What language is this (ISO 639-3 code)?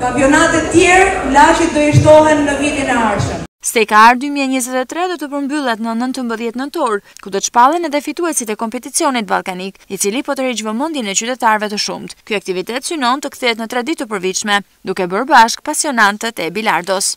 ron